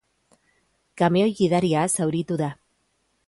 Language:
Basque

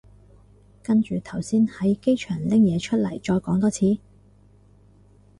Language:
Cantonese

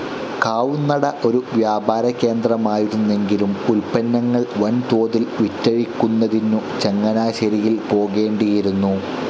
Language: Malayalam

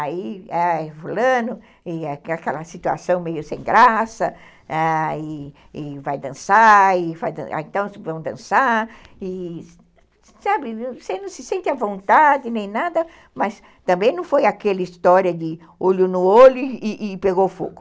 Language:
Portuguese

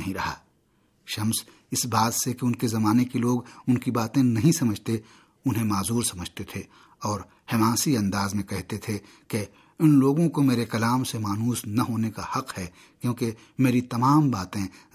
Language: Urdu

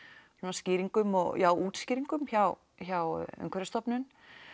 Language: Icelandic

